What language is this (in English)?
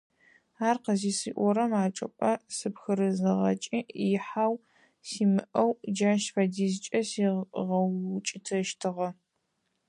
Adyghe